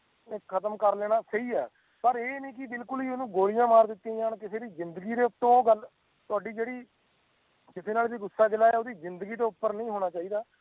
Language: Punjabi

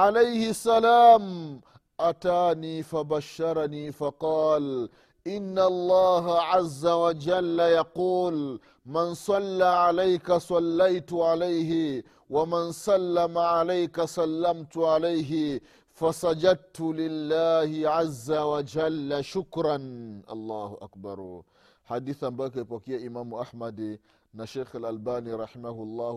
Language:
Swahili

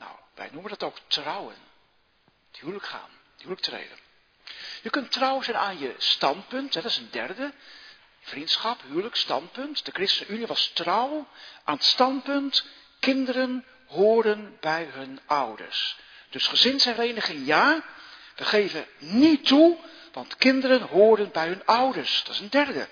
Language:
Dutch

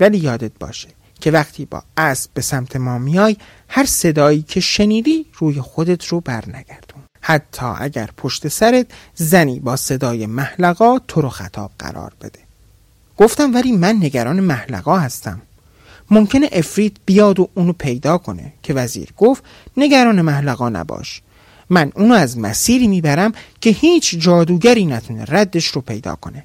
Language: Persian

